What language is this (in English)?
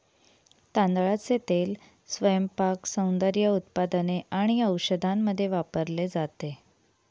Marathi